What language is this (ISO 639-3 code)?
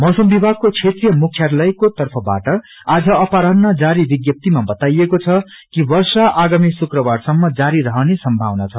nep